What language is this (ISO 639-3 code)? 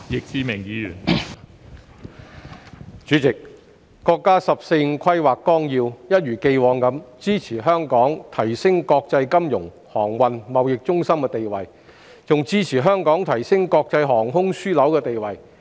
yue